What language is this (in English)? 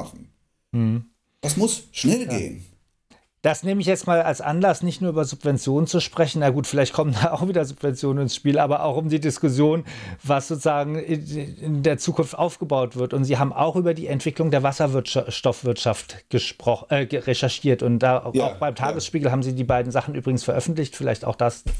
German